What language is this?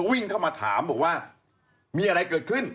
Thai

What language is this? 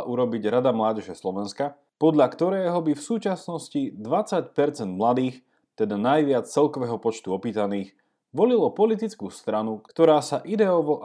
Slovak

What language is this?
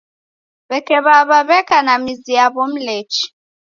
Taita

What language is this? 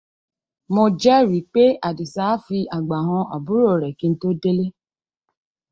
Yoruba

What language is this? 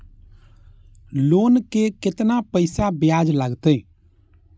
Maithili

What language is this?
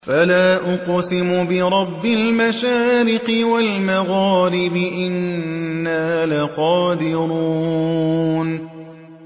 Arabic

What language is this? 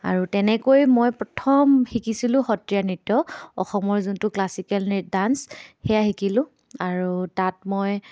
Assamese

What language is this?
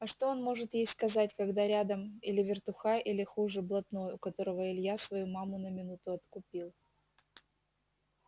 Russian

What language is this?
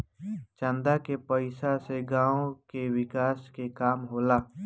Bhojpuri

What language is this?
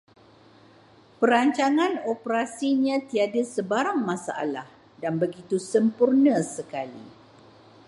Malay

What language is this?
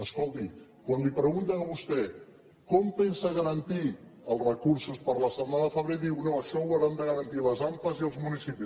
Catalan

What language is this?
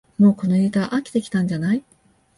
Japanese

